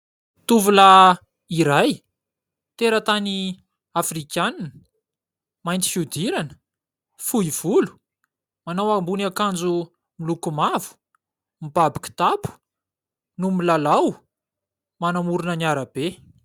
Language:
Malagasy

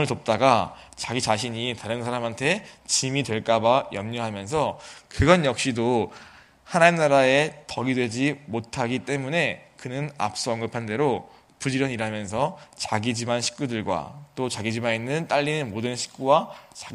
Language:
Korean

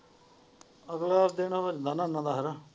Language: Punjabi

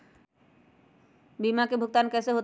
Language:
Magahi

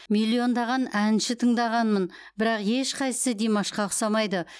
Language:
Kazakh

